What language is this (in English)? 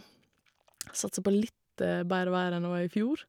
Norwegian